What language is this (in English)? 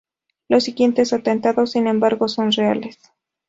Spanish